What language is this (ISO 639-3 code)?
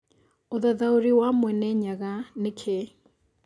kik